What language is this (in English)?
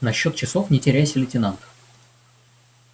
Russian